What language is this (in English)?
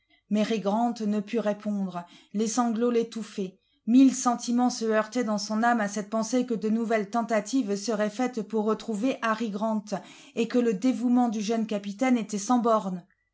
French